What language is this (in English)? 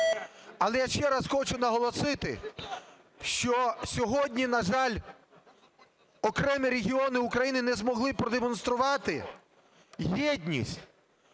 Ukrainian